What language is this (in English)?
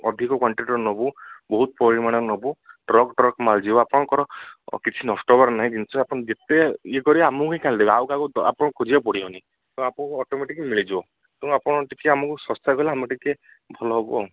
Odia